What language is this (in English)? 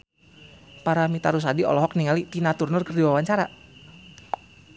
Sundanese